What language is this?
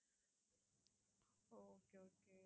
Tamil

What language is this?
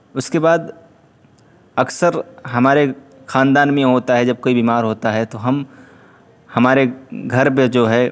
Urdu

